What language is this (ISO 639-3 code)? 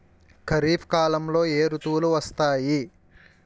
tel